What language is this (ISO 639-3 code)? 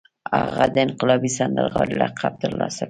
pus